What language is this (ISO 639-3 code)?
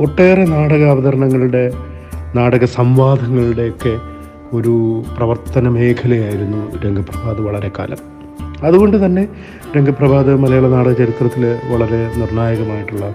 mal